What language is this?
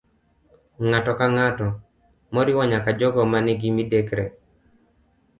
Luo (Kenya and Tanzania)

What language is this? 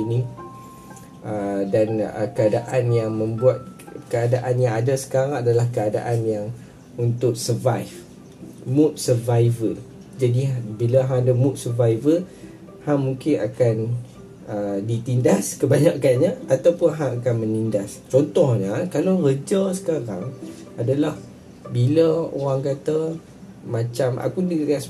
Malay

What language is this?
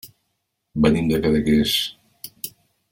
Catalan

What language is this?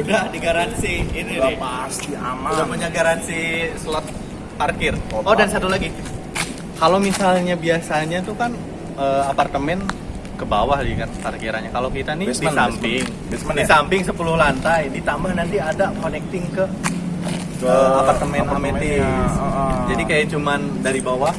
Indonesian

